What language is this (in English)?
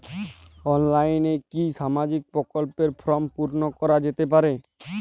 Bangla